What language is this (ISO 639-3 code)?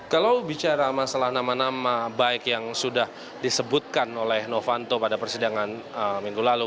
ind